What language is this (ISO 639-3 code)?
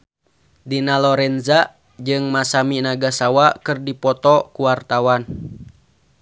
sun